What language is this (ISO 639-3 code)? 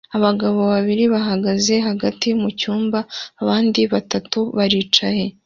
kin